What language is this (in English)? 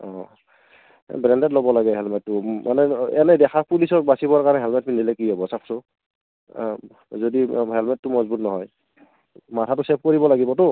Assamese